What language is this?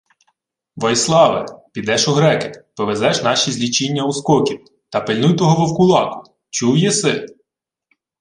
Ukrainian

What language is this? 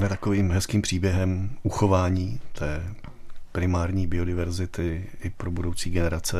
Czech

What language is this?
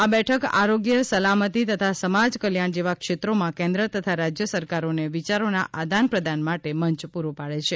Gujarati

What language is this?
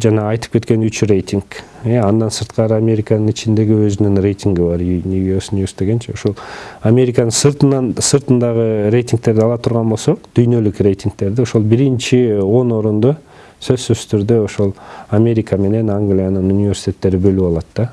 Turkish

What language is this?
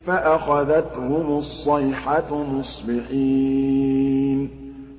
Arabic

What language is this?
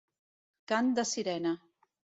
Catalan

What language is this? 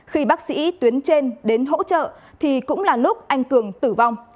Vietnamese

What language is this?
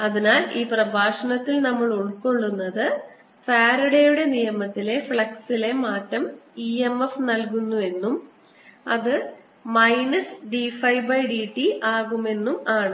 Malayalam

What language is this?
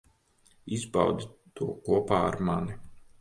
Latvian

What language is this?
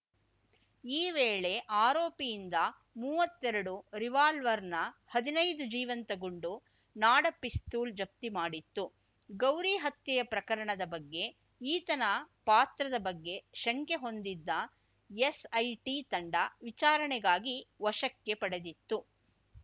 Kannada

